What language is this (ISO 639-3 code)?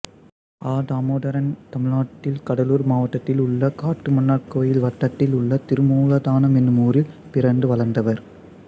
tam